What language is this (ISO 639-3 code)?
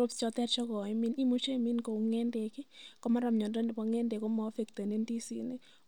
kln